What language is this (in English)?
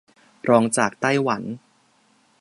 Thai